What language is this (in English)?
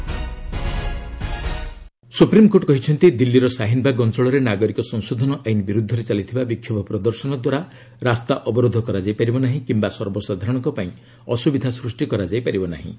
Odia